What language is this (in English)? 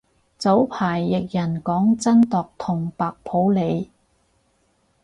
Cantonese